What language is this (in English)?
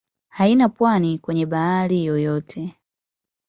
Swahili